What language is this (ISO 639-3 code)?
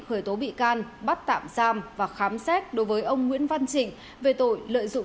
vie